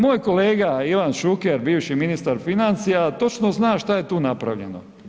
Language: Croatian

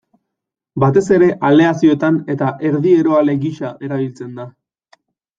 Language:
Basque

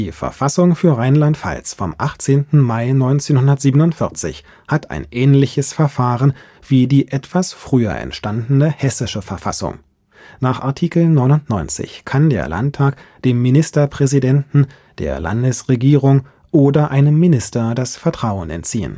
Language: German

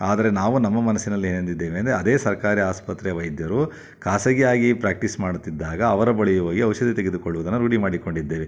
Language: Kannada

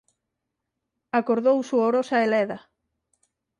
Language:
Galician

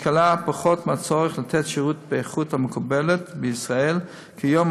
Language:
Hebrew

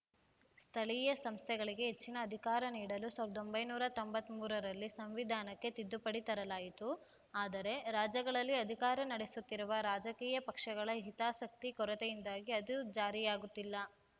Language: Kannada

